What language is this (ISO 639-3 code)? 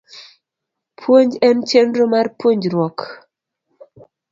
luo